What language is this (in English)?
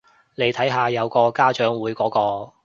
Cantonese